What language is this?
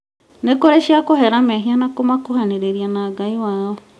Kikuyu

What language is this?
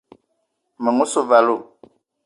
Eton (Cameroon)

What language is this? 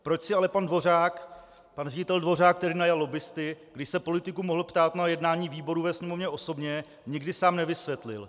Czech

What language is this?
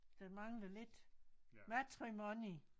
Danish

